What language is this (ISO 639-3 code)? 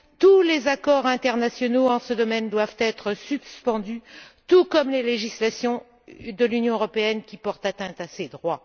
fra